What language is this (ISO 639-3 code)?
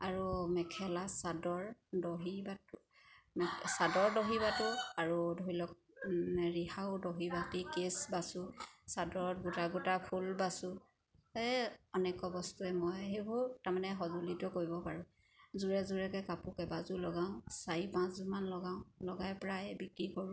asm